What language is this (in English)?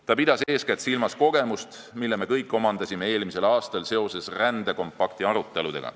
Estonian